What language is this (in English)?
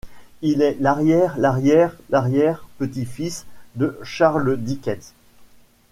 French